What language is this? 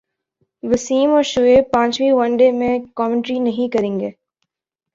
Urdu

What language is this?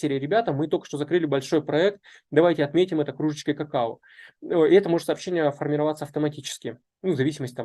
Russian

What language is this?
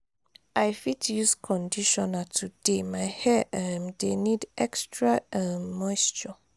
Nigerian Pidgin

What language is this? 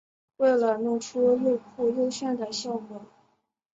Chinese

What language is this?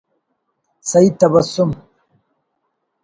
Brahui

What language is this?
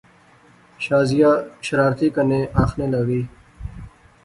Pahari-Potwari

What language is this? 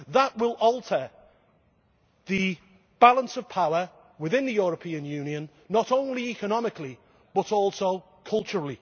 English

